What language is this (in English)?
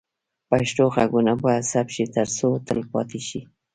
Pashto